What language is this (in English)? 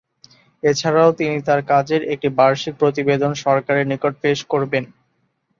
Bangla